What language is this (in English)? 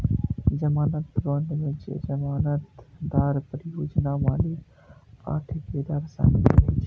Maithili